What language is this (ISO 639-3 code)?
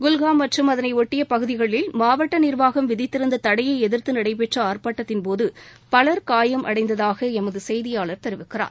tam